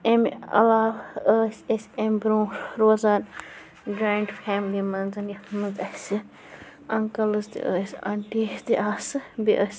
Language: Kashmiri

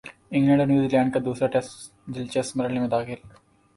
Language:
Urdu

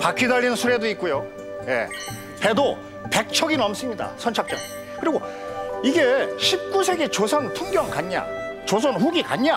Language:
Korean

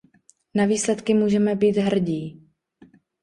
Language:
Czech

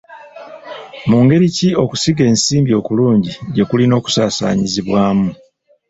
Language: Ganda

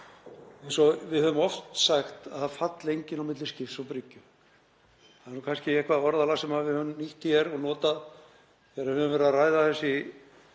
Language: Icelandic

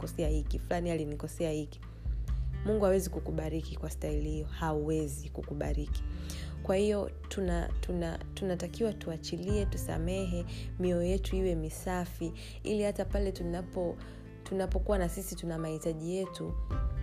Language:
Swahili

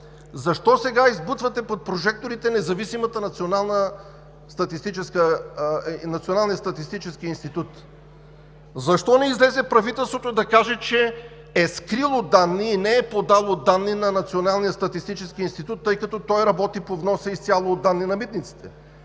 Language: Bulgarian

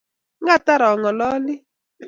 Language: Kalenjin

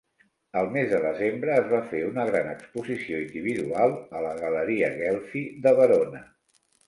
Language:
Catalan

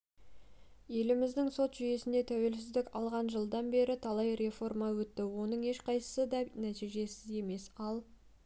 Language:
Kazakh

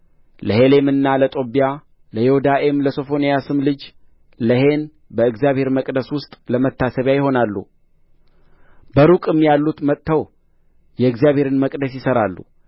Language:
Amharic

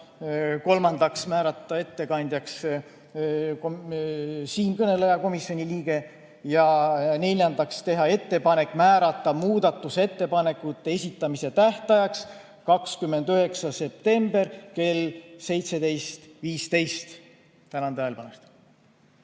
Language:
Estonian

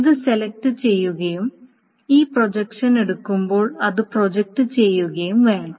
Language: Malayalam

